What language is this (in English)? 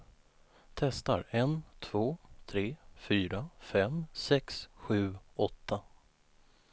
Swedish